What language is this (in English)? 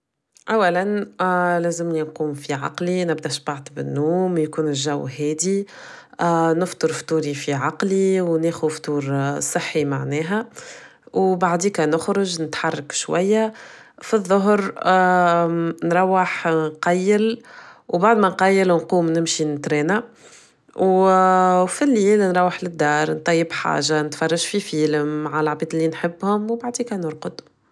Tunisian Arabic